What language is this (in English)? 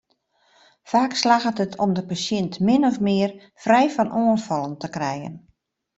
Western Frisian